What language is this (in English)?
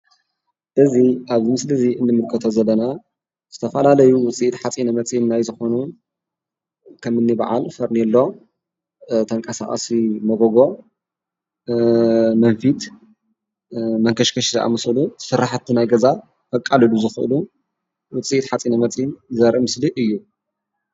Tigrinya